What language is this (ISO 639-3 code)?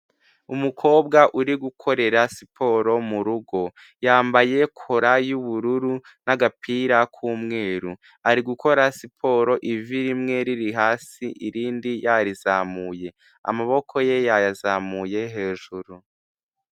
kin